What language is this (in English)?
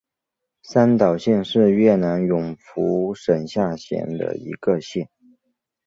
Chinese